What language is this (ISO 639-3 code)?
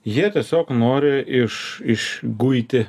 lit